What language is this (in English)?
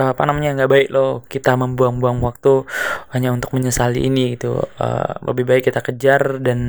Indonesian